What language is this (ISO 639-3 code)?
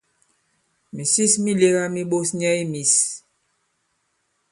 abb